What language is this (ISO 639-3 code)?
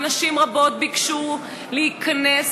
heb